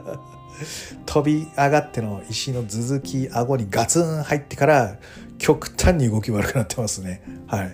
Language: Japanese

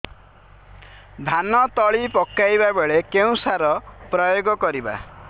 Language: Odia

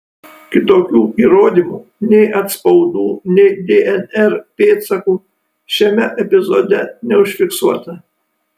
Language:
Lithuanian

